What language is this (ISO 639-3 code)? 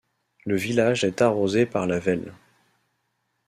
fra